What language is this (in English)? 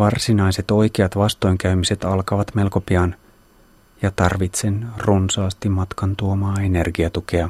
Finnish